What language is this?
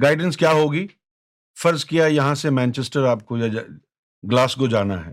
Urdu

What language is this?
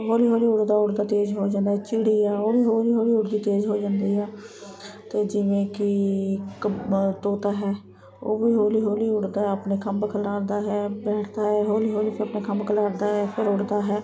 Punjabi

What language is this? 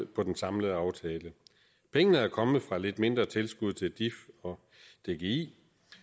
Danish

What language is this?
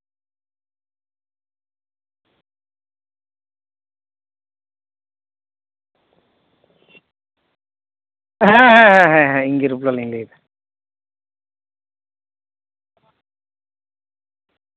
Santali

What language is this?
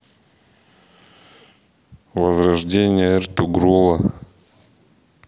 Russian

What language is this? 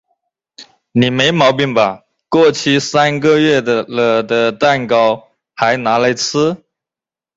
Chinese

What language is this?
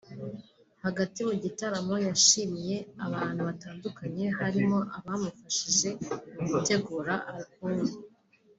Kinyarwanda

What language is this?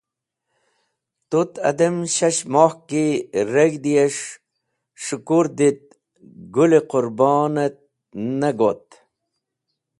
Wakhi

